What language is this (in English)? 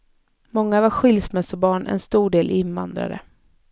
Swedish